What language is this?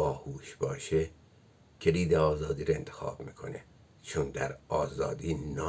Persian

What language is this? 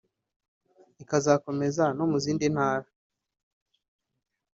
Kinyarwanda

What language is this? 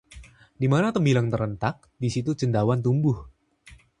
Indonesian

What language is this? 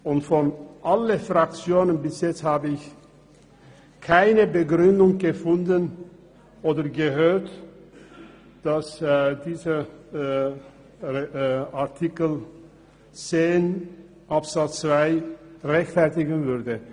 Swiss German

